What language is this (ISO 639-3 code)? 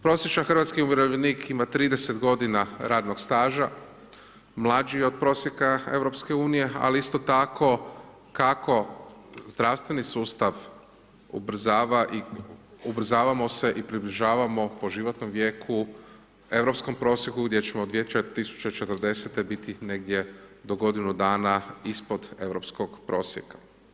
hrv